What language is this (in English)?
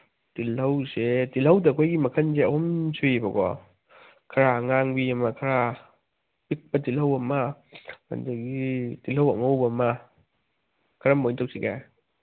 Manipuri